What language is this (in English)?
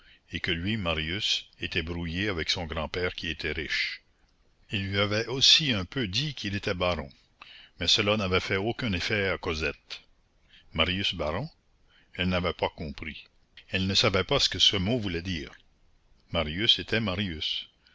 French